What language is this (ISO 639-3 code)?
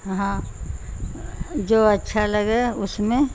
urd